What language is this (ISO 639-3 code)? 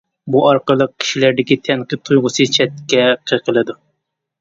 uig